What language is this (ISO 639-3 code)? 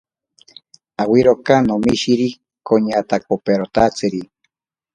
prq